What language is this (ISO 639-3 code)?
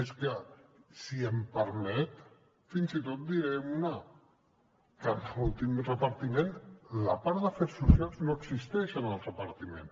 cat